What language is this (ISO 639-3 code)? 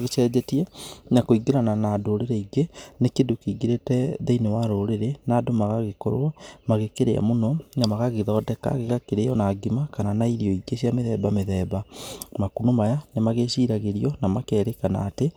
kik